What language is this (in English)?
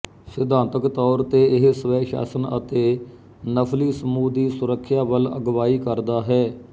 Punjabi